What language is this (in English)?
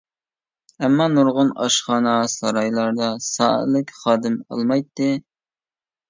Uyghur